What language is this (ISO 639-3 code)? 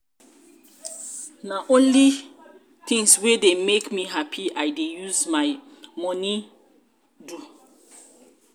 pcm